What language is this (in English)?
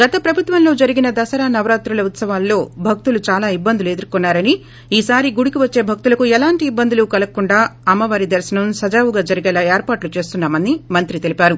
Telugu